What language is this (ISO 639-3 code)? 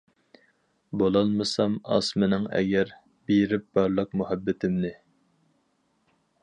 uig